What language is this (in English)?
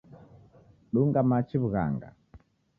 Taita